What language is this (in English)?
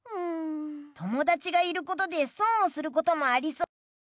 Japanese